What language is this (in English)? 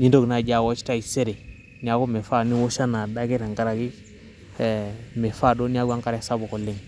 Masai